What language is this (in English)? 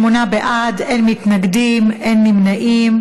Hebrew